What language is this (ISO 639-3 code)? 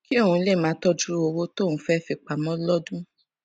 yor